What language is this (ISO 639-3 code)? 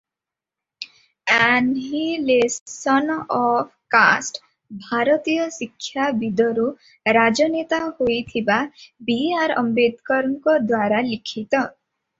ori